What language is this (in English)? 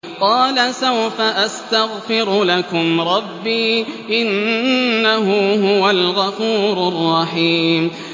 Arabic